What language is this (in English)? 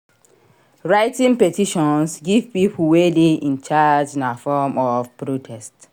Nigerian Pidgin